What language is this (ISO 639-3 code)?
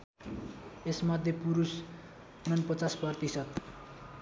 nep